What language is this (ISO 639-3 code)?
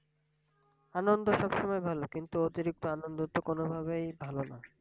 ben